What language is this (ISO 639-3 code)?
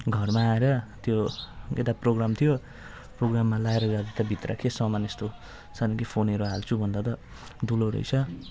nep